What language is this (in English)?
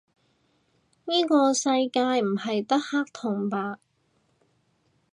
Cantonese